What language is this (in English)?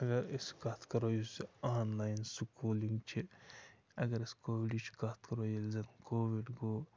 Kashmiri